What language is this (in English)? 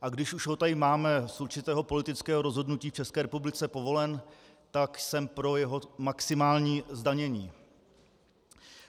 Czech